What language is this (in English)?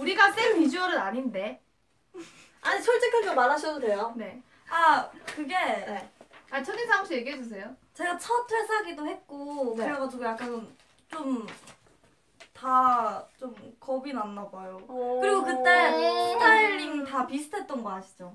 Korean